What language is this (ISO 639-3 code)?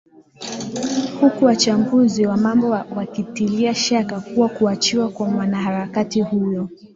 swa